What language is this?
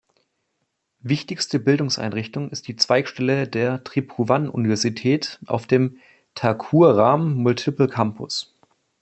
German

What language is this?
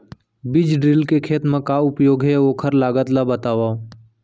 Chhattisgarhi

